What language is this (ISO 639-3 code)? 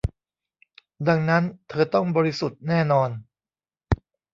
tha